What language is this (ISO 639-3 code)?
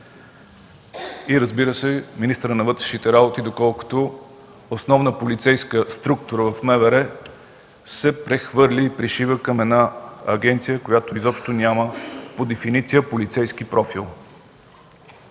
bul